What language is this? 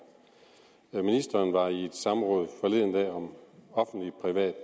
Danish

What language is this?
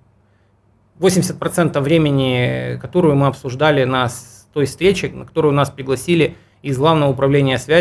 Russian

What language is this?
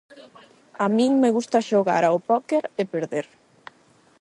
Galician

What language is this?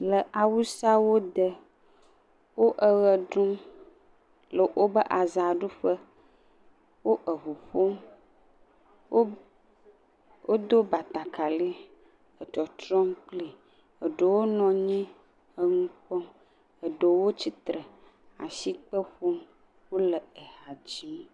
Ewe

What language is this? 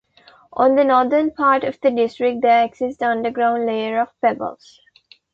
English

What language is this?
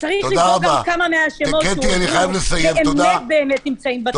Hebrew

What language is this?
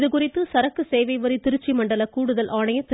Tamil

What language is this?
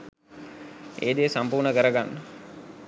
Sinhala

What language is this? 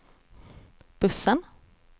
Swedish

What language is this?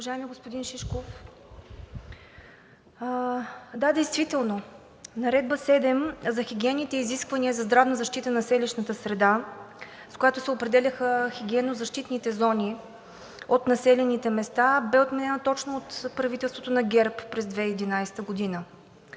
Bulgarian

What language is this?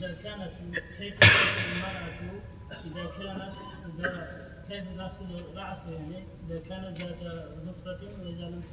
Arabic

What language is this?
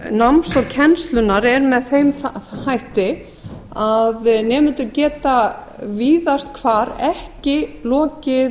Icelandic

